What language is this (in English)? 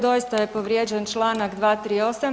Croatian